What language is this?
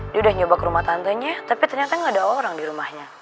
Indonesian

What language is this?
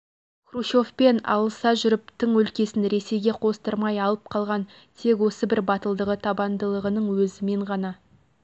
Kazakh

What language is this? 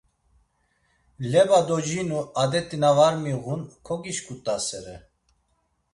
Laz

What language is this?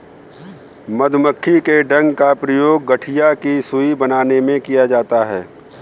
Hindi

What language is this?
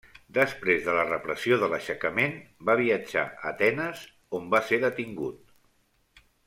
Catalan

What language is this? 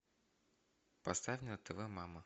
Russian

